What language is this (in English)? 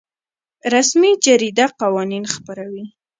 Pashto